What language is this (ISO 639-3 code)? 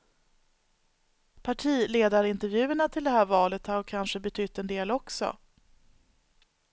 swe